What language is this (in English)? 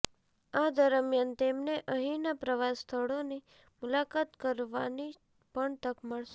Gujarati